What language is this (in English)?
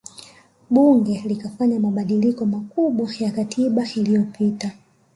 Swahili